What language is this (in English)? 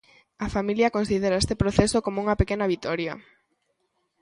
Galician